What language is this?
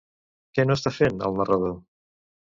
Catalan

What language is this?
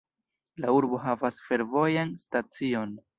Esperanto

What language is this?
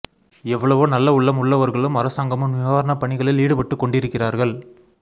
Tamil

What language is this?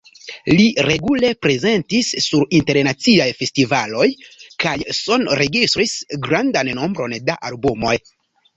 Esperanto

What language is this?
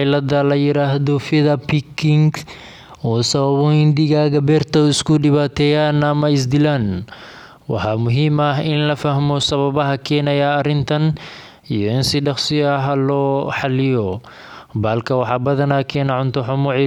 Somali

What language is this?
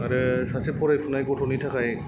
Bodo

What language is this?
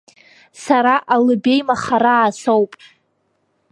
Abkhazian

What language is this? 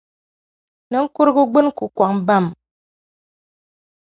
Dagbani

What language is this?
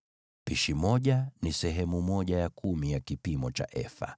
Swahili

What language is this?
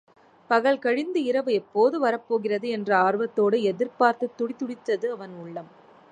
Tamil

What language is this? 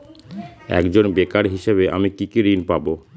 Bangla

